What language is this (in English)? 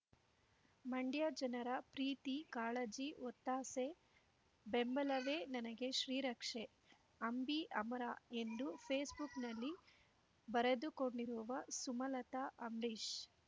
Kannada